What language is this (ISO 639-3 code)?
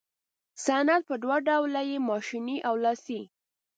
pus